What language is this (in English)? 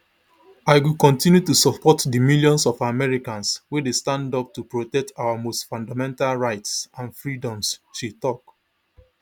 Nigerian Pidgin